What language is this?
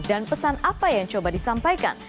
Indonesian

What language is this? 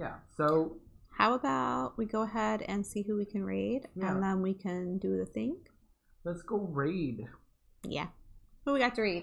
English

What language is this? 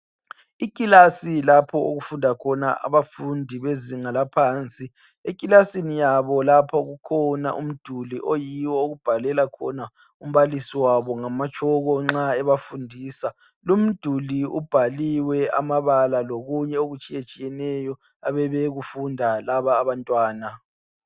North Ndebele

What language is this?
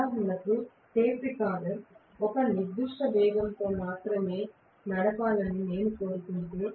Telugu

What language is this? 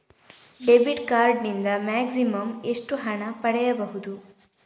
Kannada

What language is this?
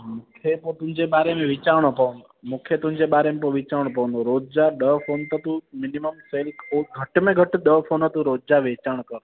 Sindhi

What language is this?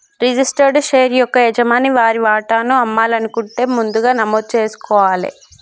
Telugu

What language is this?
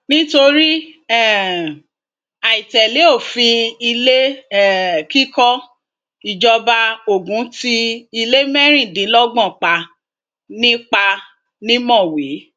Yoruba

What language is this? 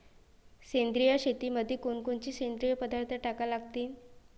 Marathi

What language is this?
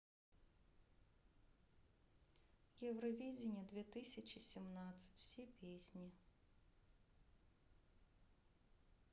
Russian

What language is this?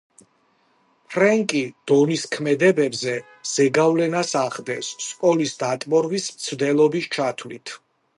Georgian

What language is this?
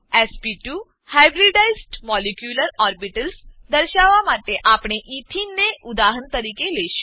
Gujarati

